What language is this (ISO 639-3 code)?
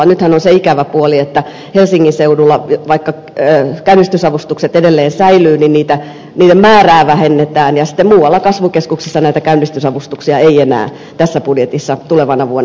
fin